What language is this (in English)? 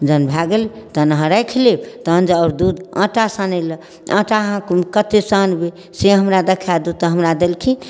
Maithili